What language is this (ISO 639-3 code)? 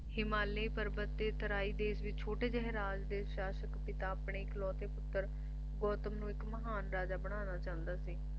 pan